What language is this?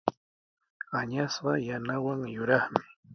Sihuas Ancash Quechua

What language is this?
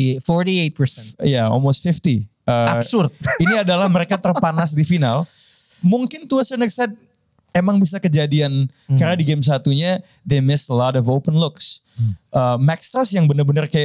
Indonesian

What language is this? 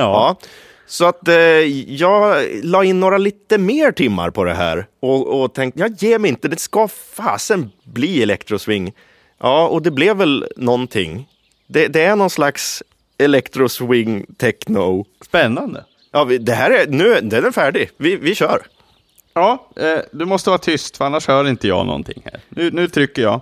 Swedish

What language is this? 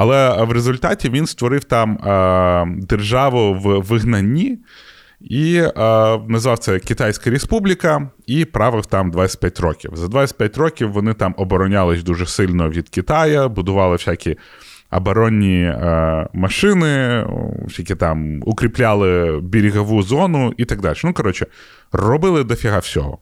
Ukrainian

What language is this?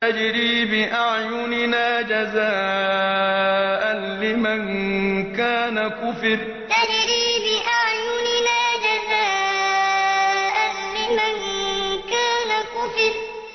Arabic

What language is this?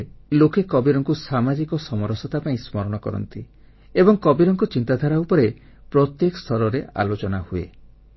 Odia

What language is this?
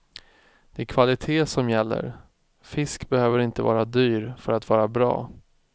Swedish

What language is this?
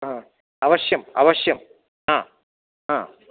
Sanskrit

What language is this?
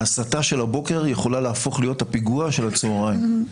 Hebrew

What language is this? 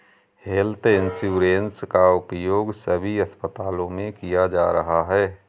Hindi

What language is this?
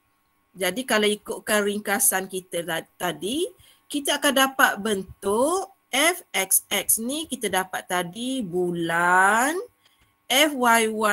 Malay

